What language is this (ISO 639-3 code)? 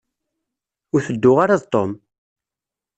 kab